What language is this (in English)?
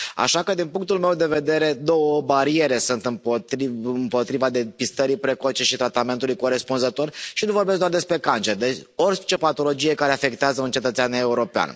Romanian